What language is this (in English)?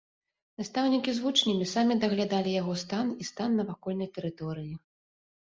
Belarusian